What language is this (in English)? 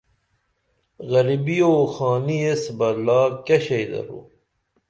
Dameli